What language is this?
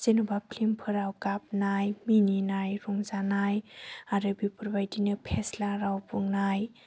Bodo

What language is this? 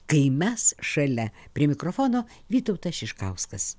Lithuanian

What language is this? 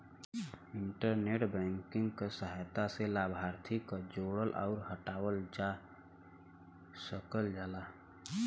Bhojpuri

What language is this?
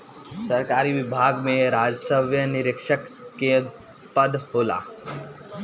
Bhojpuri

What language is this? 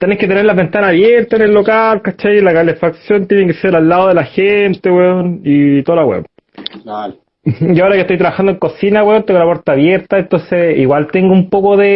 Spanish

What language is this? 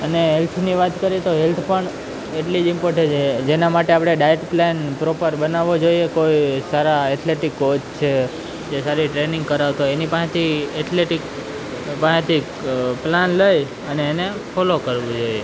Gujarati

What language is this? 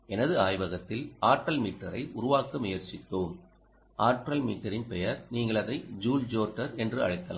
Tamil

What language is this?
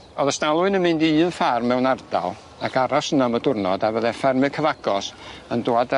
Welsh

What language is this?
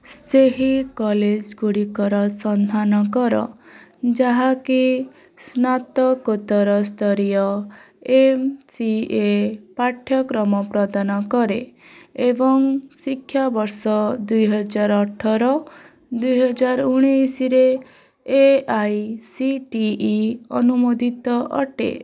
Odia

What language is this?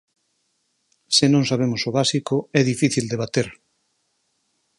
Galician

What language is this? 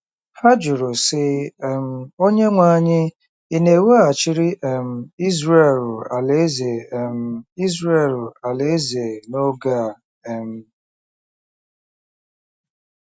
Igbo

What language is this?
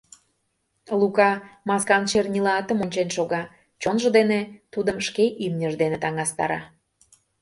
Mari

